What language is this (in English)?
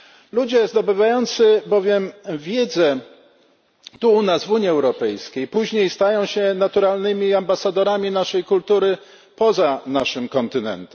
Polish